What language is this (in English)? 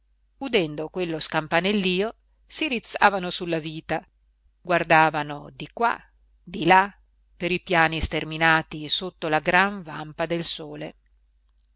Italian